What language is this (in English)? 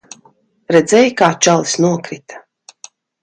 Latvian